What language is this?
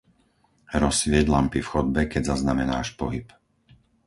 Slovak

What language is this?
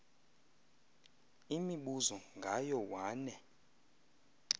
Xhosa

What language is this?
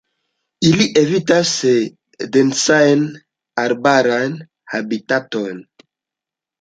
Esperanto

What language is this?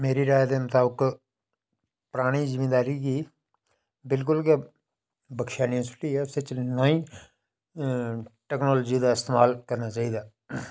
Dogri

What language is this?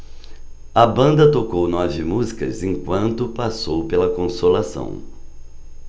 Portuguese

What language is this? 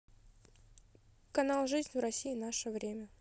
Russian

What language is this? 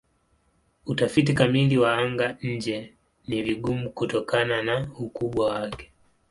Swahili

